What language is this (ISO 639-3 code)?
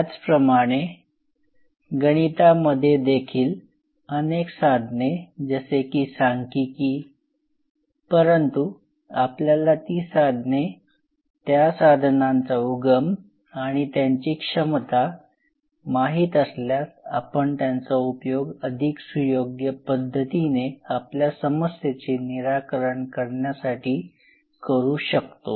mar